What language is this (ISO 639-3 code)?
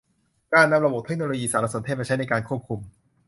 tha